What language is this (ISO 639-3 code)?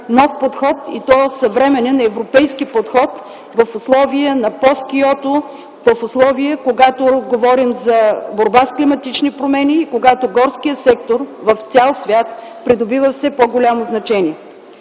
bul